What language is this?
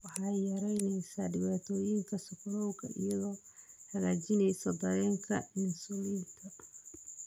Somali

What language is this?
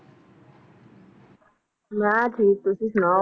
Punjabi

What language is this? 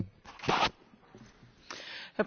German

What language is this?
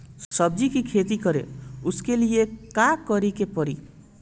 Bhojpuri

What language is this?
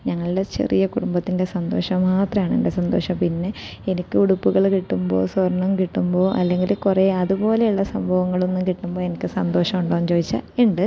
Malayalam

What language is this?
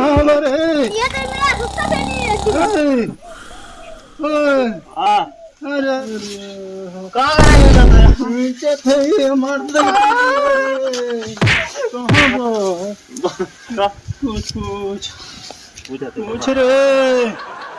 Hindi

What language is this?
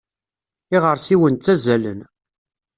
Kabyle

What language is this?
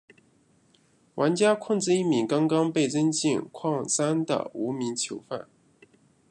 Chinese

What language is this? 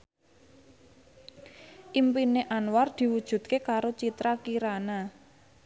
Javanese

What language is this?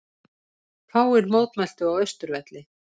Icelandic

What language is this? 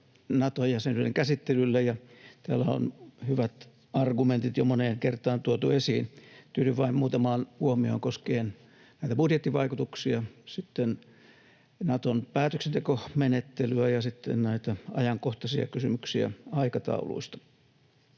Finnish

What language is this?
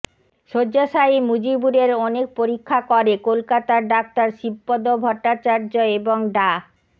Bangla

